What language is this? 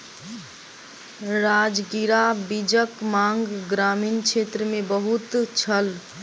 Maithili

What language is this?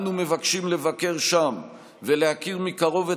Hebrew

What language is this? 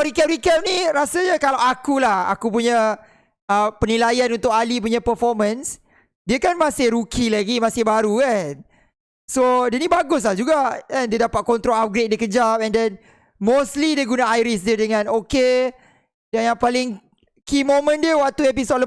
Malay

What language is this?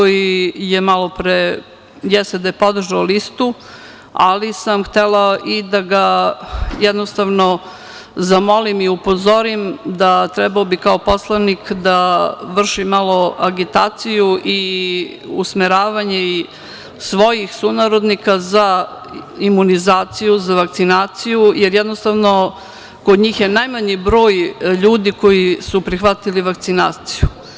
Serbian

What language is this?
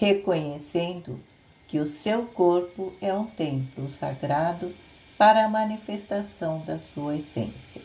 Portuguese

